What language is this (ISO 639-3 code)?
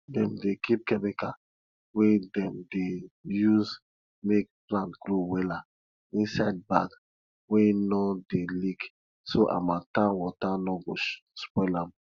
pcm